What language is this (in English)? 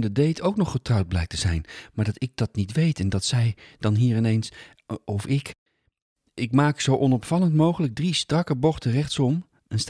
Dutch